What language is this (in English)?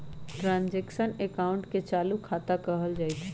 Magahi